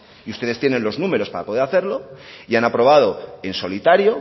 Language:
Spanish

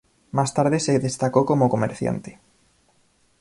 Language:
Spanish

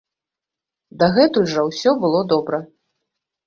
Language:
Belarusian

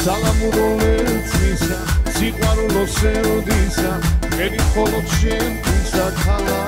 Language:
Romanian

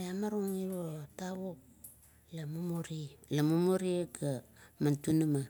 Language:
Kuot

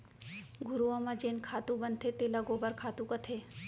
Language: Chhattisgarhi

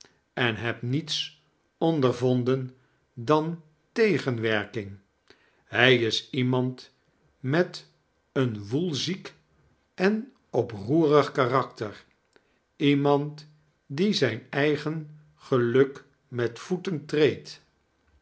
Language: Dutch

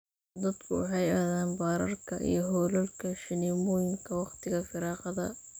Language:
Somali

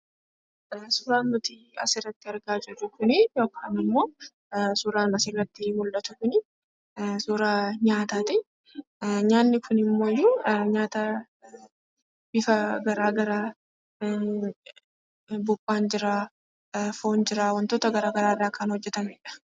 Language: Oromo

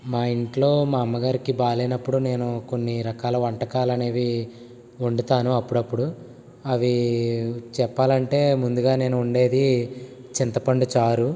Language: Telugu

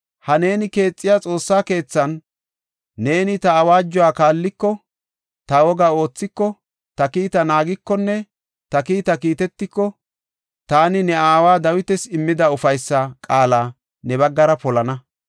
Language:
Gofa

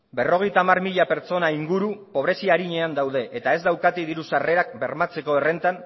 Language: Basque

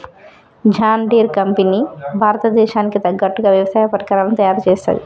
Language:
Telugu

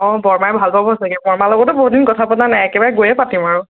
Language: Assamese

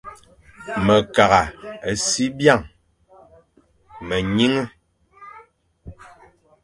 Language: Fang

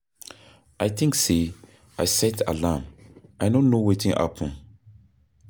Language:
Nigerian Pidgin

